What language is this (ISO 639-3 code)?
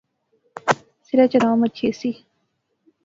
phr